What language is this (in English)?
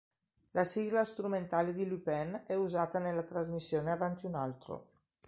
Italian